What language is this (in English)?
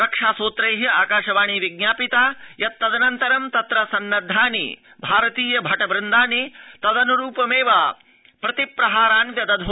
Sanskrit